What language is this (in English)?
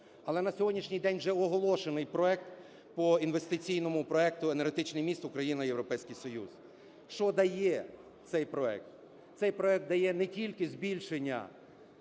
Ukrainian